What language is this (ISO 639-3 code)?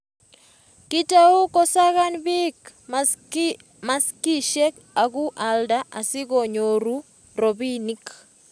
kln